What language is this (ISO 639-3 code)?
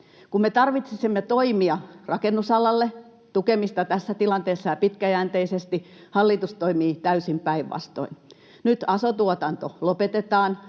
fin